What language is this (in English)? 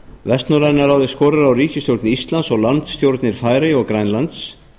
Icelandic